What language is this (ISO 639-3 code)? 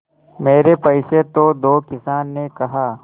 hin